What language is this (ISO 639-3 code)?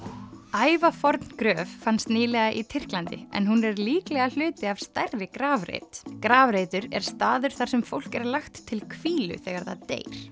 isl